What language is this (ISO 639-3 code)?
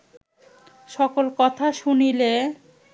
ben